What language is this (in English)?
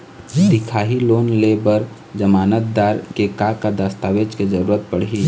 Chhattisgarhi